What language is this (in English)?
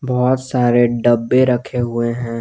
Hindi